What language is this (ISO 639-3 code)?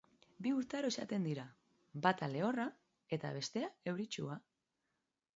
eus